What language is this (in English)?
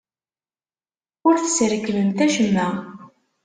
Kabyle